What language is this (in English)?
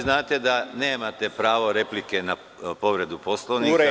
Serbian